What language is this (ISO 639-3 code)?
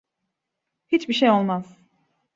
tur